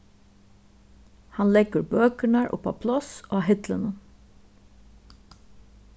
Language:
Faroese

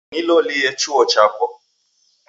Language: Taita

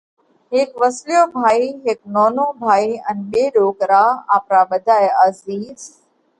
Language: Parkari Koli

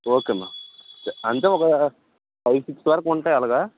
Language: Telugu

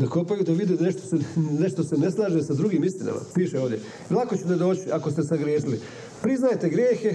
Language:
Croatian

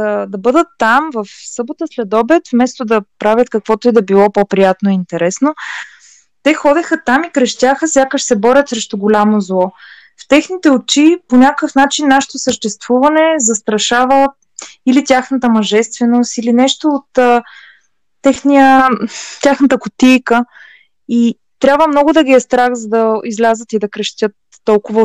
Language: Bulgarian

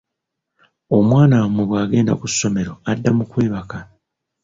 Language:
Ganda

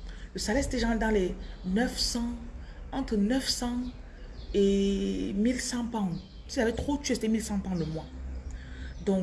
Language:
French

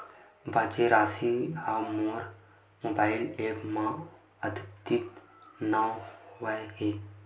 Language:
Chhattisgarhi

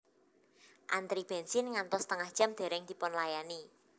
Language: Javanese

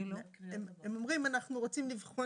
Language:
Hebrew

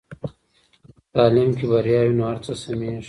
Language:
Pashto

